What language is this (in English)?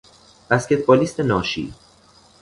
Persian